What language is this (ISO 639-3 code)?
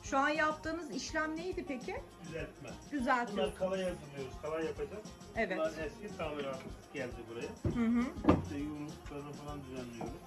tur